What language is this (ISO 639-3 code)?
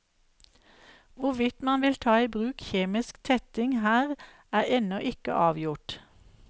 nor